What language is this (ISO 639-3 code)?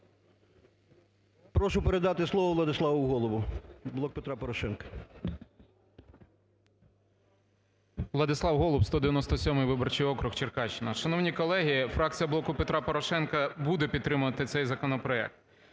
ukr